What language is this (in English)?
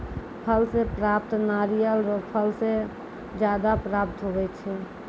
Maithili